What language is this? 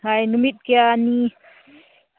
Manipuri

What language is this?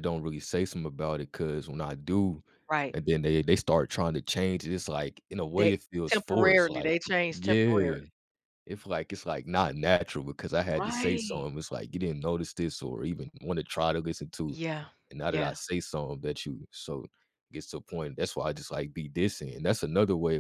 English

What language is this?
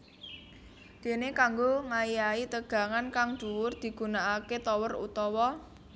Javanese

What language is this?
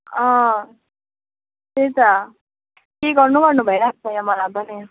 Nepali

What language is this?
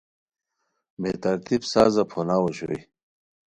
Khowar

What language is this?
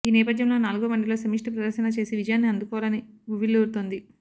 Telugu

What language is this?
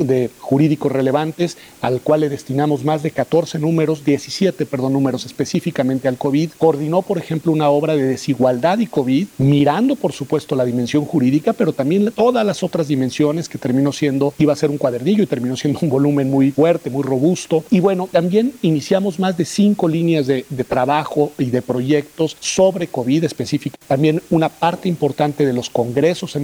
Spanish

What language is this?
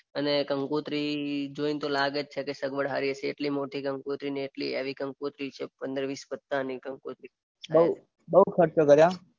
Gujarati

